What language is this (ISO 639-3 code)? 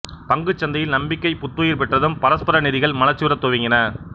tam